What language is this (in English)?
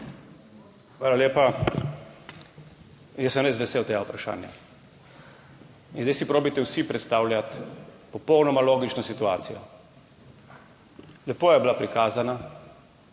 Slovenian